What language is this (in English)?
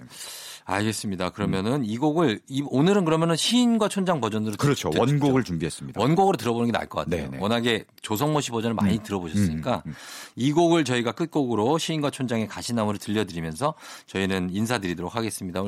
Korean